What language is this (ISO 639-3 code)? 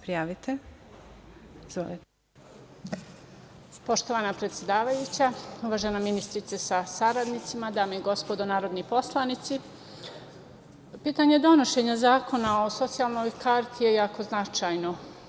srp